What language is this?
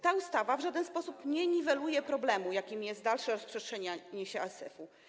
Polish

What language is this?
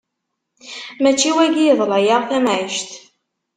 Kabyle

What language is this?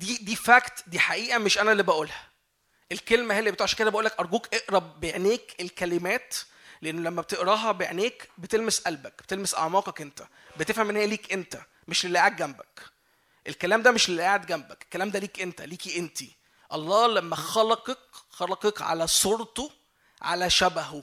Arabic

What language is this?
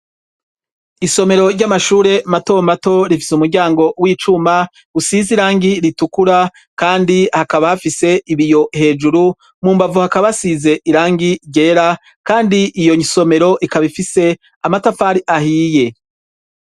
Rundi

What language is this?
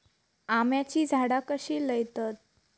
Marathi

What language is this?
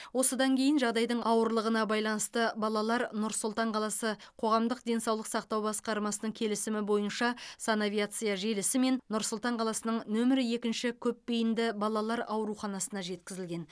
Kazakh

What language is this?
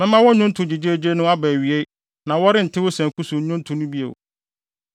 Akan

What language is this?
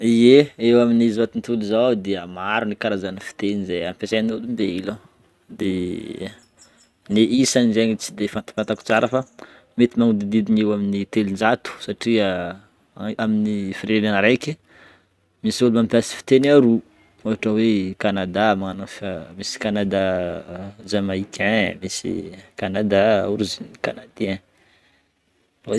Northern Betsimisaraka Malagasy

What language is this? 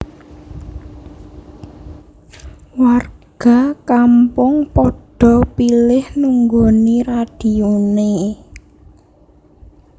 Javanese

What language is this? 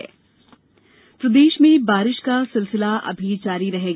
Hindi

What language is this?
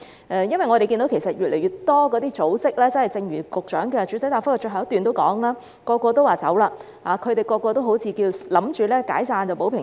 Cantonese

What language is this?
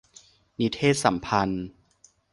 Thai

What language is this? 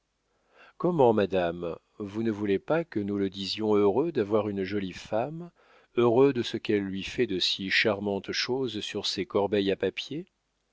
French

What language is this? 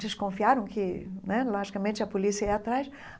Portuguese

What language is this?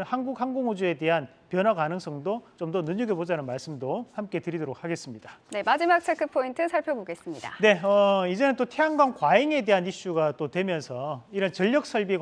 Korean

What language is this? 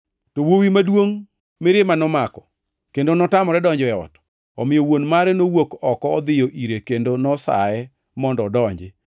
Luo (Kenya and Tanzania)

